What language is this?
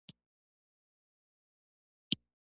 Pashto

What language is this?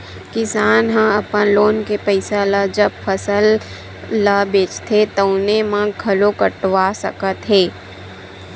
Chhattisgarhi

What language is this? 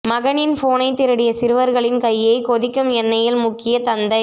Tamil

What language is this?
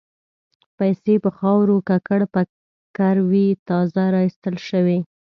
Pashto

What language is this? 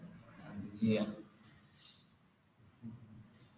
Malayalam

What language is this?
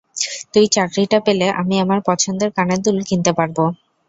Bangla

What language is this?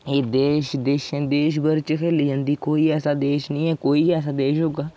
Dogri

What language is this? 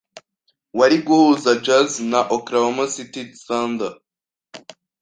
Kinyarwanda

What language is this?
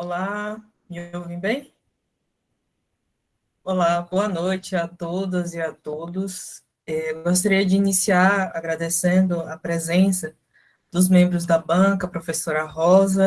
Portuguese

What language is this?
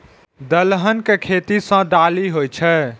Maithili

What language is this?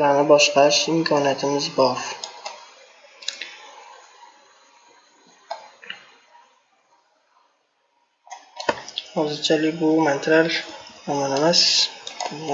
Turkish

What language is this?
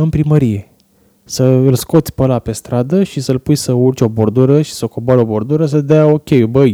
Romanian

